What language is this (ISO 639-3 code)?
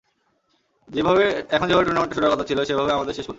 ben